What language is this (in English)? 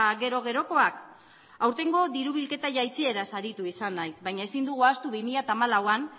Basque